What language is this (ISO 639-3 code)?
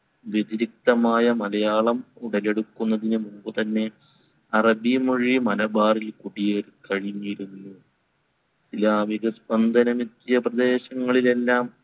mal